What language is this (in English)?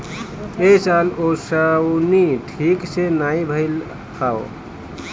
Bhojpuri